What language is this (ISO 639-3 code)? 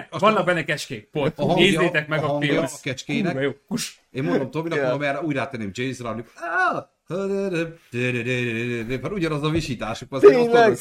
hun